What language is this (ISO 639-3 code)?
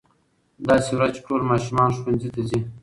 pus